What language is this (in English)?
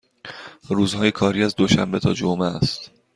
Persian